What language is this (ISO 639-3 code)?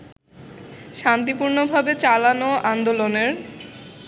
ben